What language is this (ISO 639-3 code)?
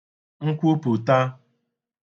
ibo